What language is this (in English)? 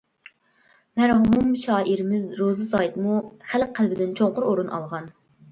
Uyghur